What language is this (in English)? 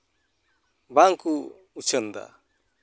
Santali